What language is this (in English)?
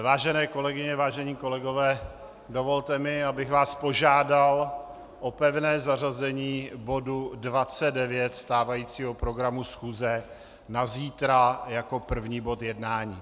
Czech